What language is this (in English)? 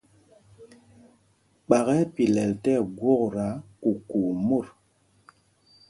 Mpumpong